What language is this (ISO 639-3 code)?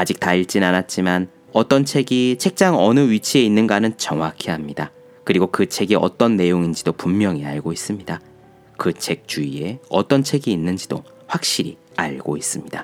kor